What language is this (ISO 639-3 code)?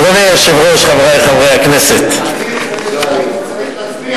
heb